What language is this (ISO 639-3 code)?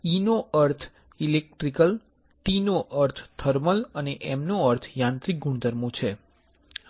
guj